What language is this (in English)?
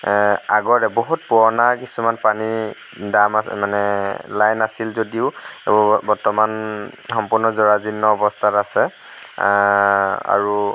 Assamese